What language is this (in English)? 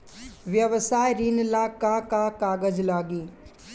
Bhojpuri